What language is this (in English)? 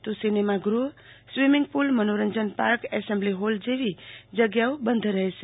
Gujarati